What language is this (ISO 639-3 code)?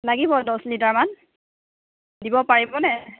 asm